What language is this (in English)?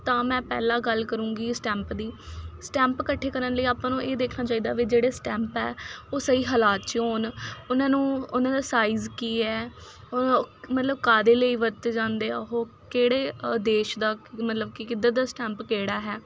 Punjabi